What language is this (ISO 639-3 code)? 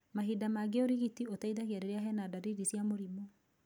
kik